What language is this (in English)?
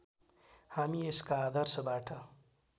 Nepali